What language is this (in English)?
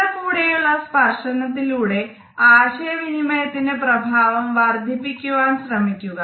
Malayalam